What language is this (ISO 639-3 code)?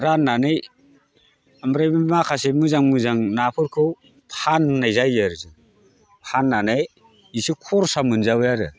brx